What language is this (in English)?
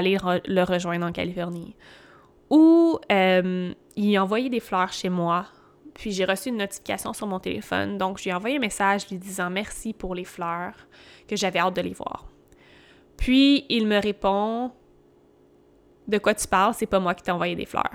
French